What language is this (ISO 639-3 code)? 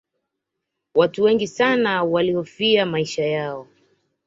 swa